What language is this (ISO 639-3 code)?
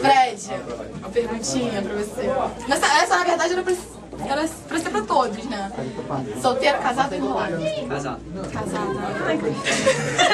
por